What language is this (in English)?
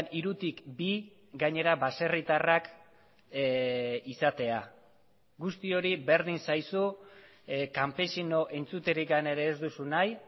Basque